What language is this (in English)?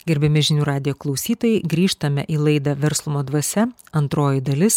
Lithuanian